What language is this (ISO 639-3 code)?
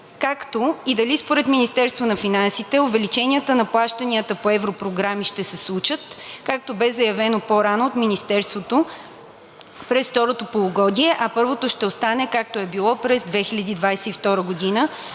bul